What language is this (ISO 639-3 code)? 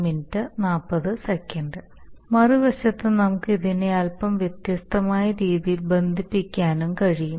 mal